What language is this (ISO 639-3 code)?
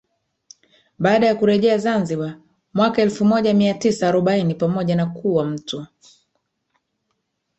swa